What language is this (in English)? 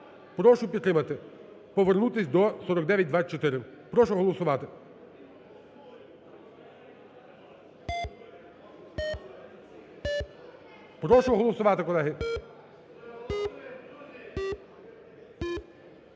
Ukrainian